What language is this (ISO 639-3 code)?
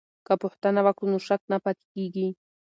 pus